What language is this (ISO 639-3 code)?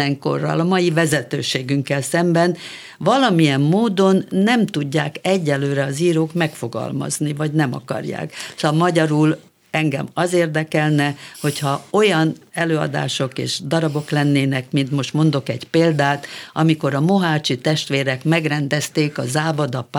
hun